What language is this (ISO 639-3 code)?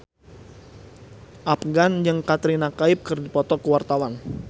sun